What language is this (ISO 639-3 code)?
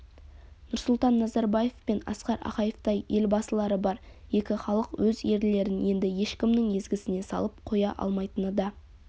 kaz